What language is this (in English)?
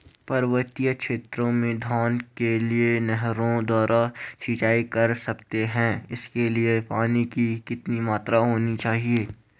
Hindi